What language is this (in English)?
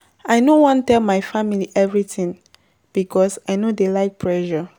Nigerian Pidgin